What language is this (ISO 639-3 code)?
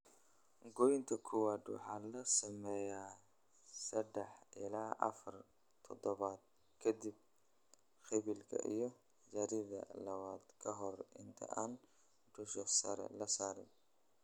som